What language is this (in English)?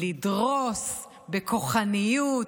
Hebrew